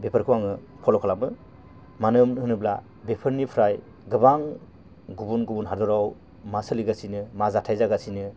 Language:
Bodo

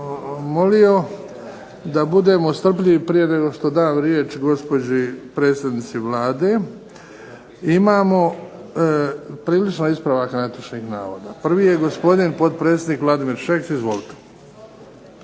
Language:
Croatian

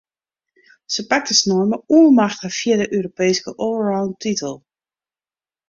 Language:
Western Frisian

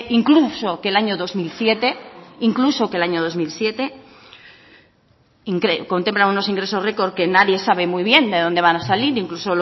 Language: Spanish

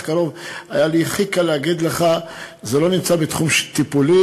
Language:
Hebrew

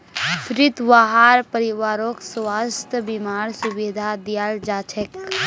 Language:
Magahi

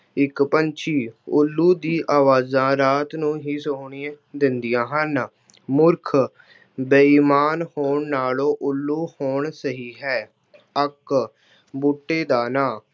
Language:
Punjabi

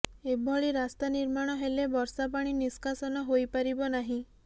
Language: Odia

